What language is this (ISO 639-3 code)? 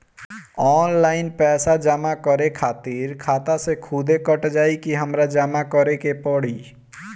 bho